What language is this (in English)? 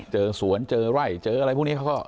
Thai